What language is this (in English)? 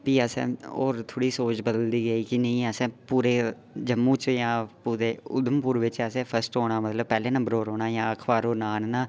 Dogri